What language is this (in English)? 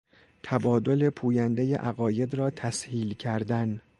Persian